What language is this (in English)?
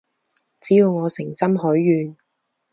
Cantonese